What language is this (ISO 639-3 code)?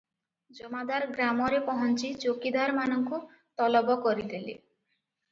ori